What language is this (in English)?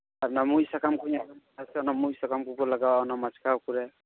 Santali